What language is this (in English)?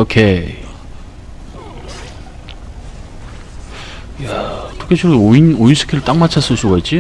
Korean